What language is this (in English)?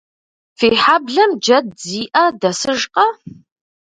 Kabardian